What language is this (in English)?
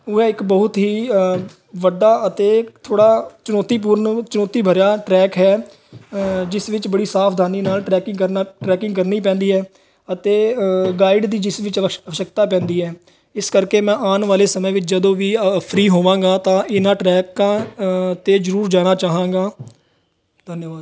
Punjabi